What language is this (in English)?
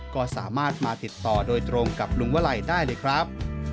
Thai